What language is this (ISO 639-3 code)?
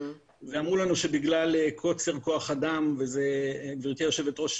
heb